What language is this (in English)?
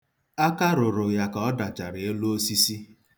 Igbo